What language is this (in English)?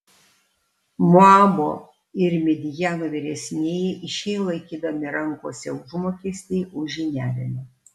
Lithuanian